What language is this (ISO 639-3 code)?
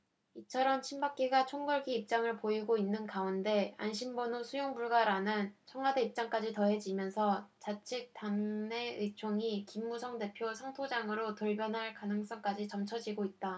kor